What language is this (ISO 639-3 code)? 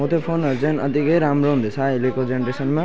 nep